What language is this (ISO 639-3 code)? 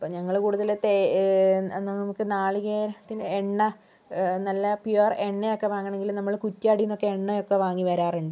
mal